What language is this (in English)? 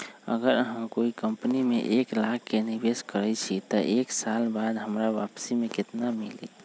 Magahi